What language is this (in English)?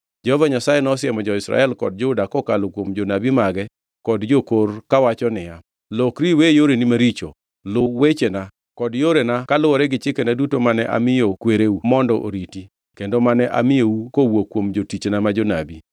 Luo (Kenya and Tanzania)